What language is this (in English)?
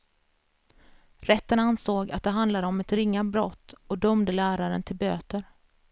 Swedish